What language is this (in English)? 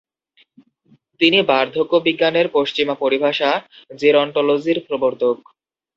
Bangla